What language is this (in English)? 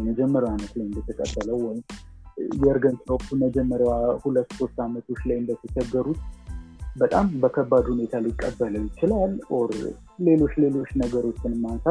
Amharic